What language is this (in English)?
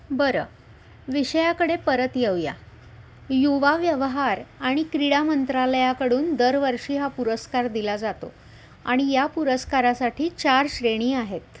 Marathi